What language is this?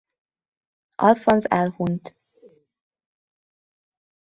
Hungarian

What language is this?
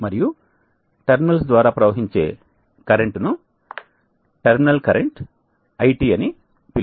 Telugu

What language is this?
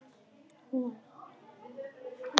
Icelandic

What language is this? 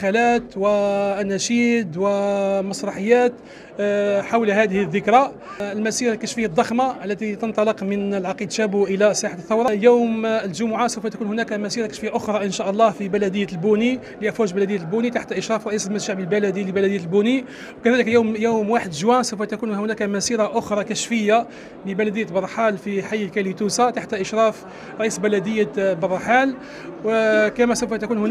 Arabic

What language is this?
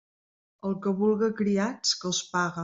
Catalan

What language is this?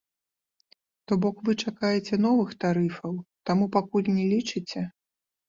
Belarusian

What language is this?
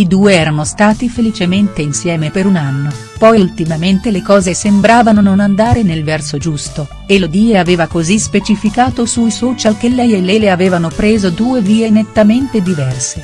Italian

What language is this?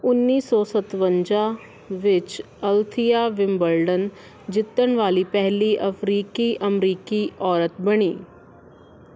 Punjabi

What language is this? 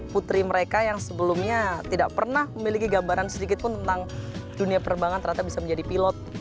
Indonesian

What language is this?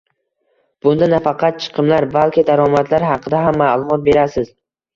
Uzbek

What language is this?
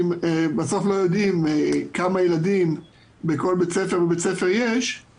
Hebrew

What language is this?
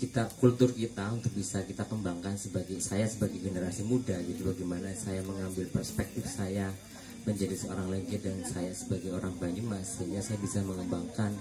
Indonesian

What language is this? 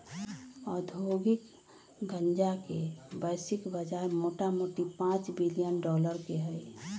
Magahi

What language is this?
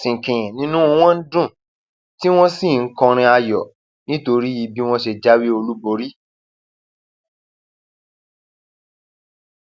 Yoruba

